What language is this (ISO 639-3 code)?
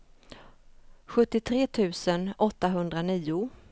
swe